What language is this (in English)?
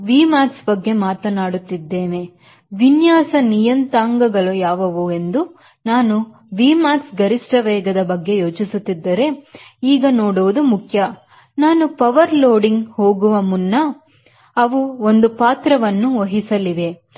Kannada